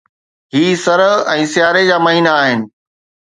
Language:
Sindhi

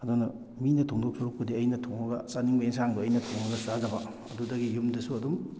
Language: Manipuri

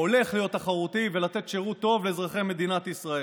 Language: Hebrew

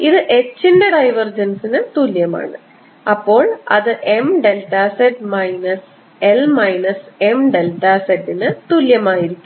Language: Malayalam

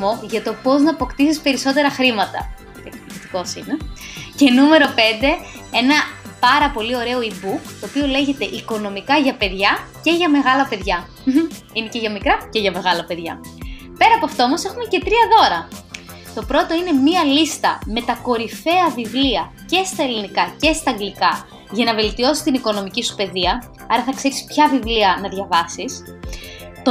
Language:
Greek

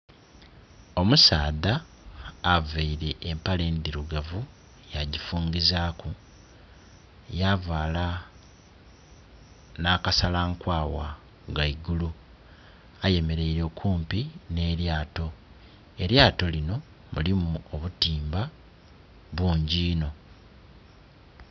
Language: Soga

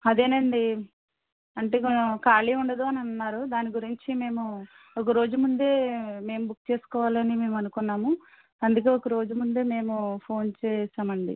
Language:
Telugu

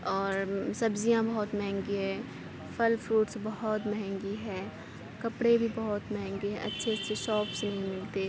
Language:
Urdu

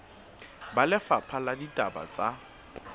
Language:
Southern Sotho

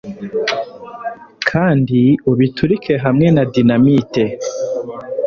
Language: Kinyarwanda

